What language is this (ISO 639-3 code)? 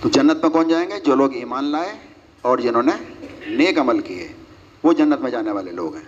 urd